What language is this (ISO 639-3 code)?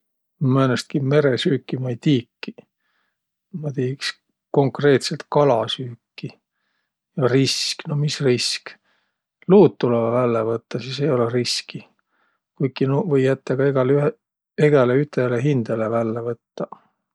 vro